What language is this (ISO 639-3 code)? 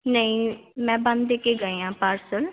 pan